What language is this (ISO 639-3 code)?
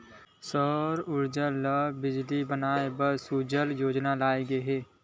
hne